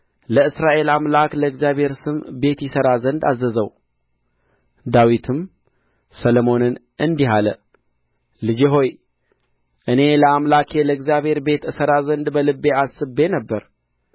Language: Amharic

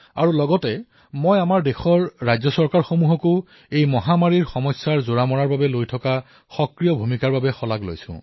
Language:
Assamese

